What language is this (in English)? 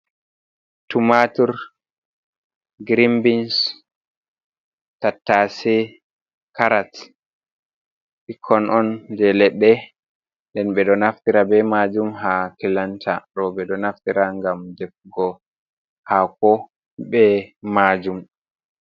Fula